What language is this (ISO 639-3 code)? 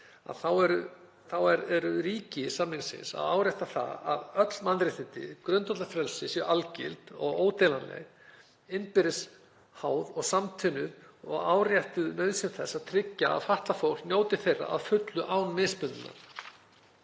isl